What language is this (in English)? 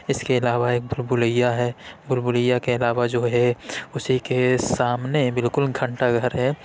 Urdu